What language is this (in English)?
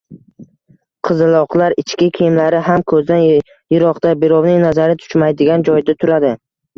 Uzbek